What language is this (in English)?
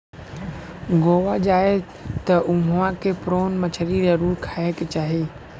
Bhojpuri